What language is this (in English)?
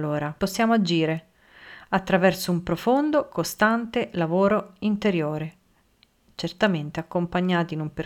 Italian